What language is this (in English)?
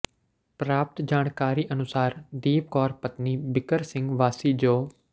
Punjabi